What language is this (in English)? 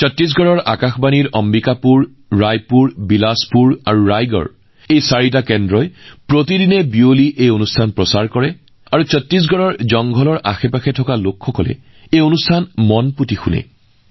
Assamese